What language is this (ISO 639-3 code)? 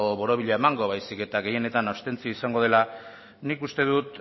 eus